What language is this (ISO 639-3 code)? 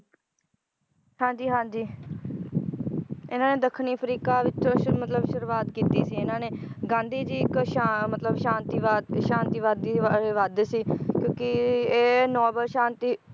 pan